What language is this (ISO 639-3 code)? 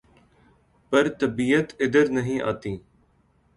urd